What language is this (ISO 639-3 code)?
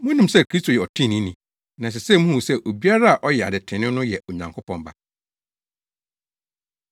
aka